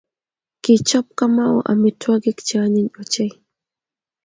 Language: Kalenjin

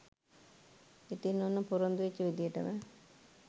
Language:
Sinhala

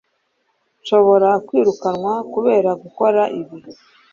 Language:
Kinyarwanda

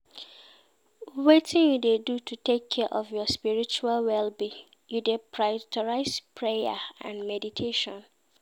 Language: Nigerian Pidgin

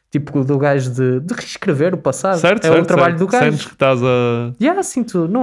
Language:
Portuguese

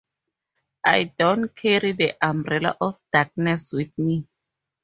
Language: English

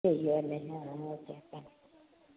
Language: Malayalam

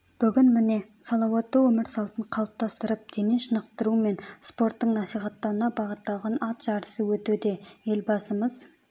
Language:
Kazakh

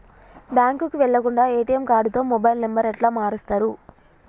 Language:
Telugu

